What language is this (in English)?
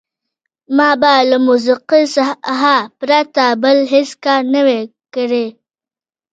Pashto